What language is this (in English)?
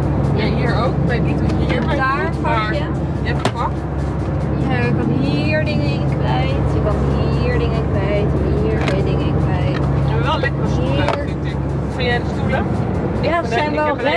Dutch